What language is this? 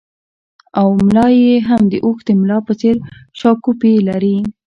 Pashto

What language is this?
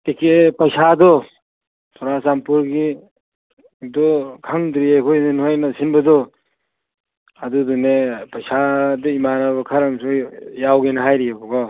Manipuri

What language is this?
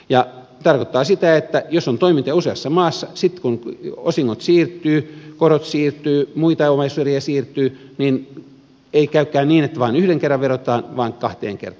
Finnish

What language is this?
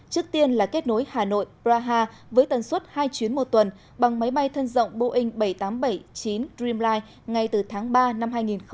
Vietnamese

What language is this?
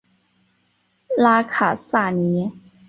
Chinese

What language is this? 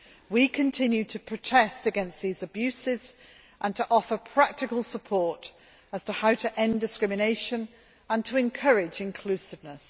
English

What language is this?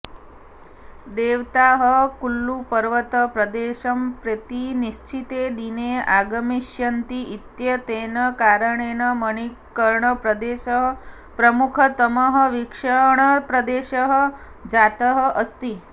Sanskrit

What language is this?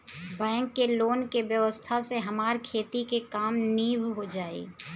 Bhojpuri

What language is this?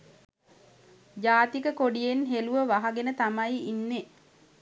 Sinhala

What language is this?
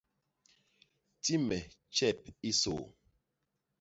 Basaa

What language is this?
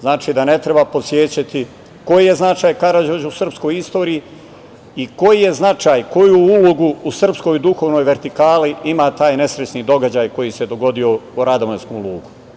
Serbian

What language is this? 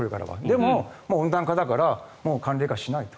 Japanese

